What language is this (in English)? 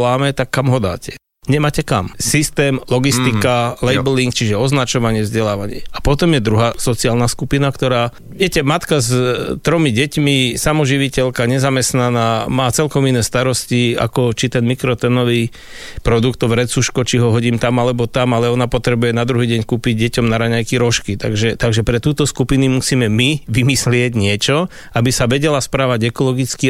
Slovak